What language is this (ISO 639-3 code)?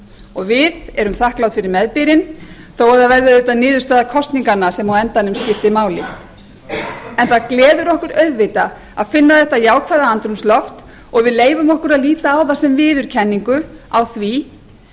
isl